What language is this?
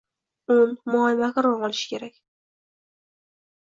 Uzbek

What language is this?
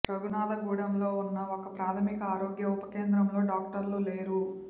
Telugu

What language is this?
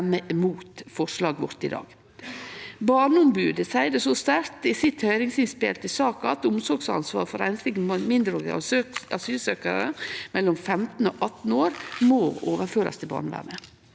Norwegian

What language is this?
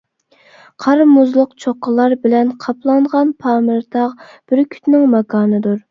Uyghur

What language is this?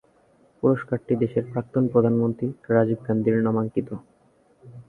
Bangla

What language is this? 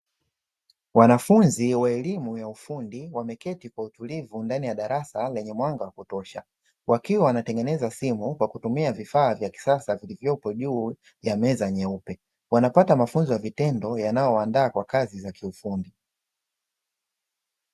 Swahili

